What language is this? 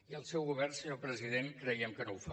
Catalan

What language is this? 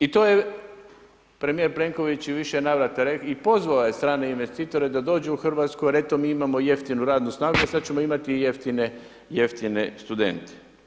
Croatian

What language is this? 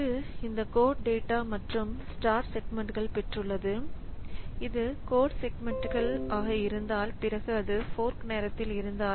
Tamil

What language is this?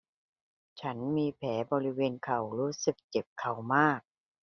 Thai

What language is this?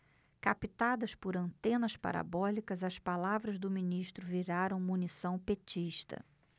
Portuguese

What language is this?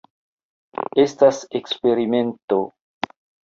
Esperanto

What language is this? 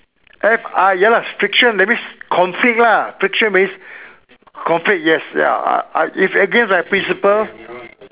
English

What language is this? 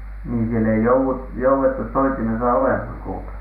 Finnish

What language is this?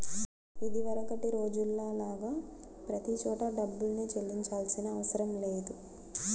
Telugu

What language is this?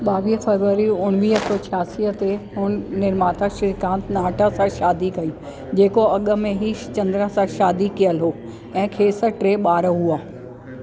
Sindhi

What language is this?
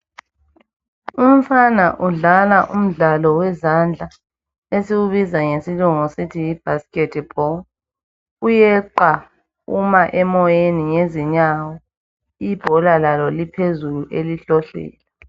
North Ndebele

